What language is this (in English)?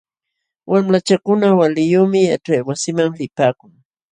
Jauja Wanca Quechua